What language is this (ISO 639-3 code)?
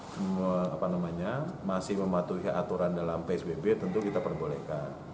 ind